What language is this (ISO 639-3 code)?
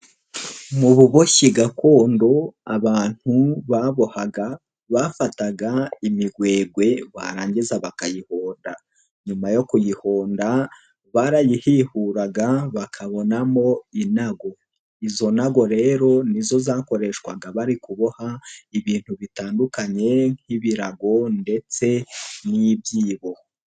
kin